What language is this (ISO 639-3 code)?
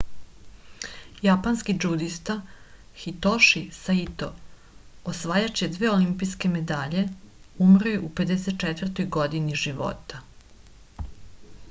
srp